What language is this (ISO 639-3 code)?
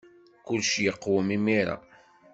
kab